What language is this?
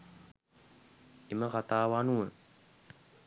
Sinhala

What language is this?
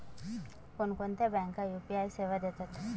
Marathi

